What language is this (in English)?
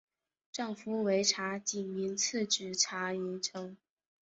Chinese